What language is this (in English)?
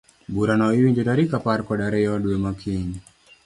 Luo (Kenya and Tanzania)